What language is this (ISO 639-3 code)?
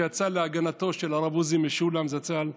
heb